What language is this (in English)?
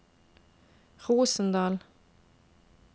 Norwegian